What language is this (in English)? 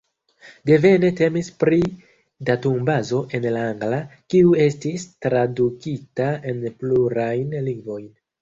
Esperanto